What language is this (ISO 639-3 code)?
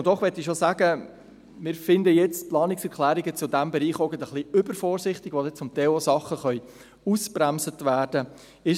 gsw